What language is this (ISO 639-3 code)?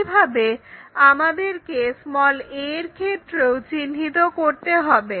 ben